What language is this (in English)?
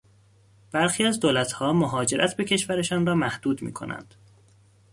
Persian